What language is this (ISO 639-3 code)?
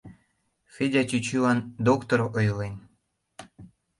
chm